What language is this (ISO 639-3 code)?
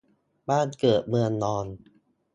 tha